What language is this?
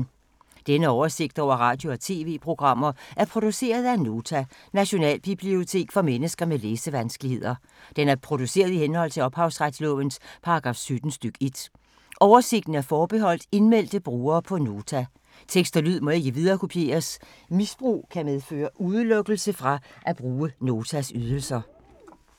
Danish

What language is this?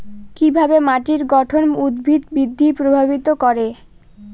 Bangla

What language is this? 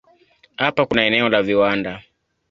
Swahili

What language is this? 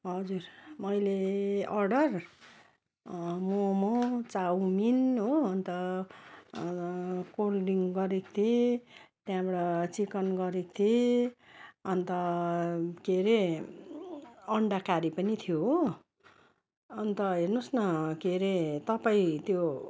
Nepali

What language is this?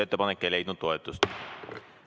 Estonian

